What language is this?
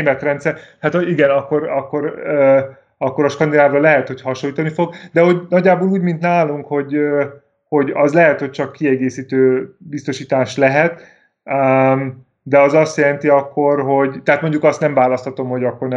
Hungarian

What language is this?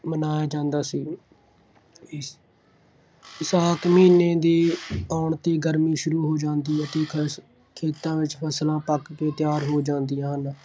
Punjabi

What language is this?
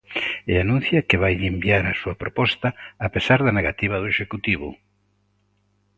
Galician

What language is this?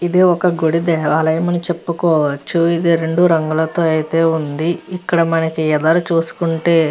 Telugu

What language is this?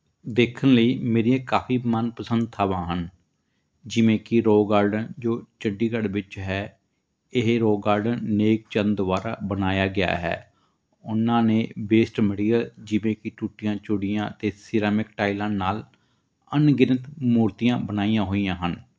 Punjabi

